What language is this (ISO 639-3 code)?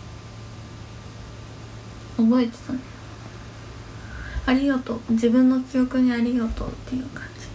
jpn